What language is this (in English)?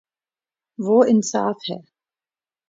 Urdu